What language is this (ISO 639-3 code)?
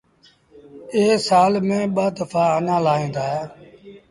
sbn